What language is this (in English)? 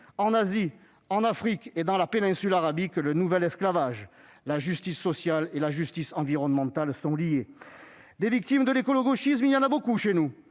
French